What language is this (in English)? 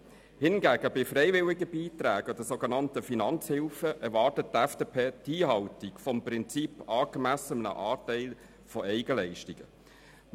Swiss German